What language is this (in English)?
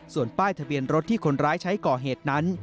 Thai